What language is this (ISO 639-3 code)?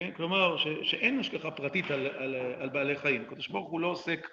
heb